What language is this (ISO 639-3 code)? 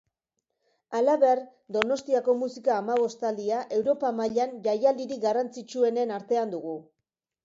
eus